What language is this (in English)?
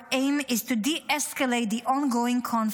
Hebrew